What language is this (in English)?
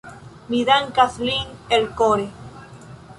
Esperanto